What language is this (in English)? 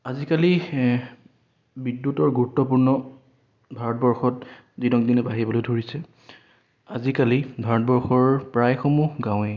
Assamese